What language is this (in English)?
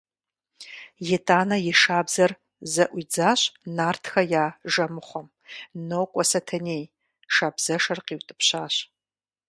Kabardian